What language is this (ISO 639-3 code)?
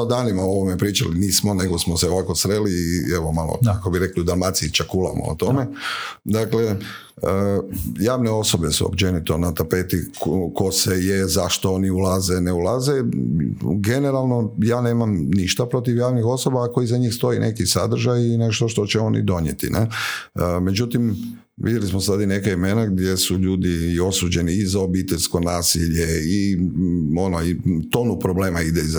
hrv